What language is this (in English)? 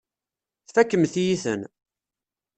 Kabyle